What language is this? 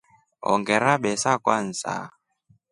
Rombo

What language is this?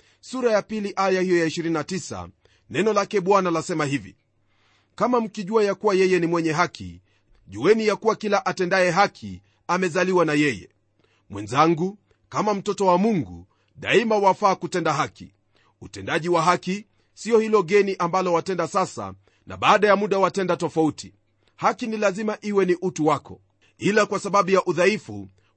Swahili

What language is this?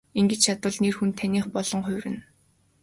Mongolian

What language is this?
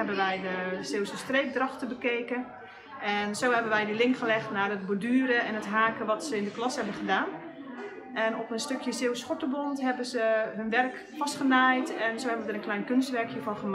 Dutch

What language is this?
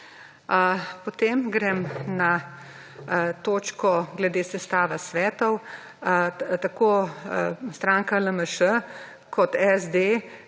Slovenian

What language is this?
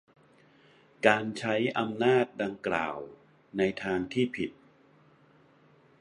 Thai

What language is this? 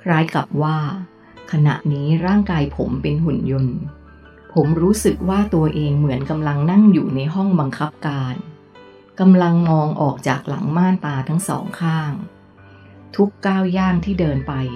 Thai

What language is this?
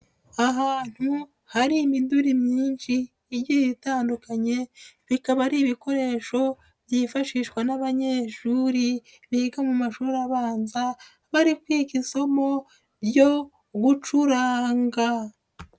Kinyarwanda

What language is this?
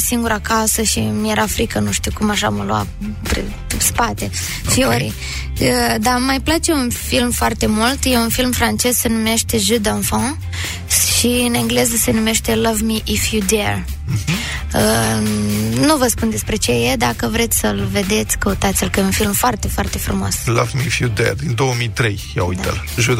Romanian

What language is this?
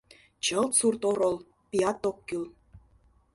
Mari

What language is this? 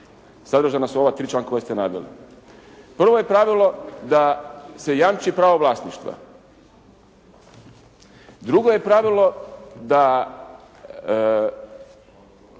Croatian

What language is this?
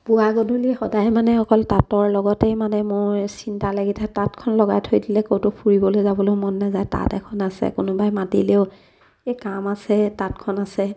Assamese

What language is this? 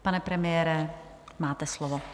Czech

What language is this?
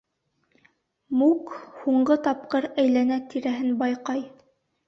Bashkir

